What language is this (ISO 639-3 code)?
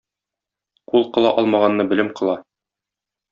tat